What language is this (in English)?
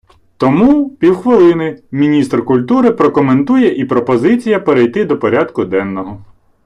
Ukrainian